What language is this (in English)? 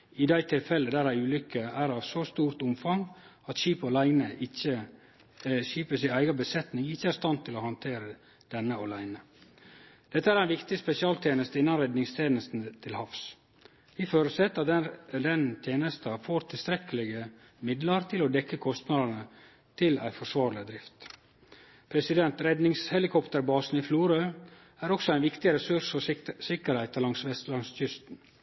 Norwegian Nynorsk